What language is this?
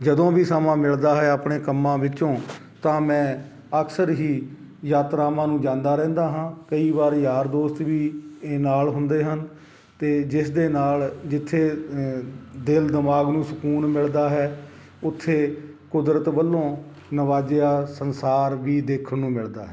Punjabi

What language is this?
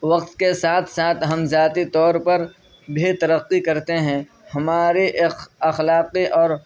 Urdu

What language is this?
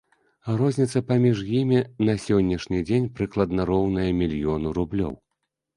Belarusian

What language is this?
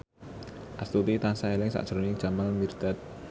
Javanese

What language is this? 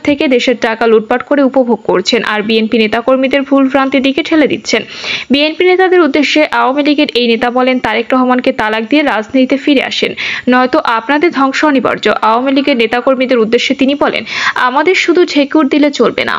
Bangla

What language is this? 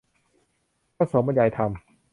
Thai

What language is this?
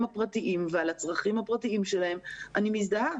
Hebrew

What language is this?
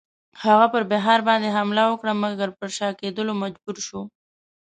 Pashto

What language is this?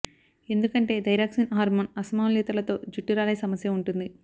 Telugu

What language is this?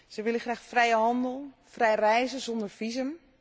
Dutch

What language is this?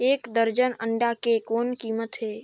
Chhattisgarhi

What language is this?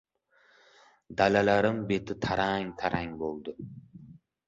Uzbek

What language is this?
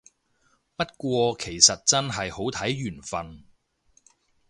Cantonese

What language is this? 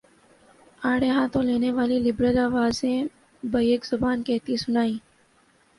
Urdu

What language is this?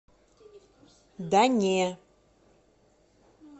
Russian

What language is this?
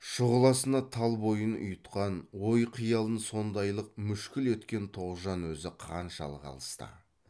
Kazakh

